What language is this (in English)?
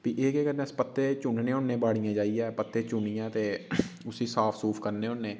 Dogri